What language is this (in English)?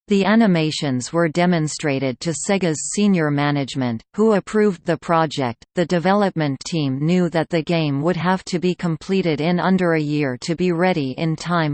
English